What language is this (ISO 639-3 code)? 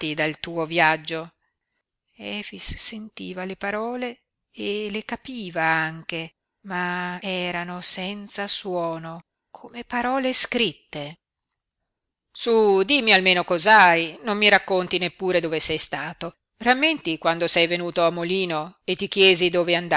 ita